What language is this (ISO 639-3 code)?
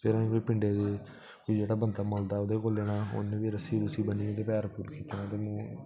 doi